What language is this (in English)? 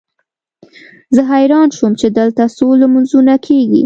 Pashto